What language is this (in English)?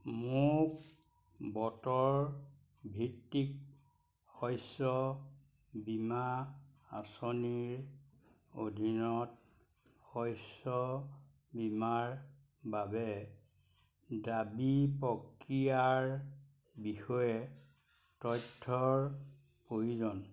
Assamese